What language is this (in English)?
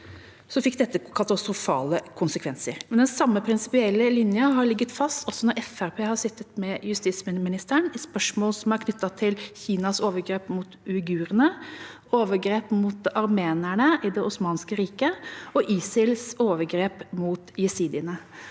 Norwegian